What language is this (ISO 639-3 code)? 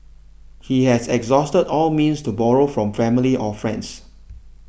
eng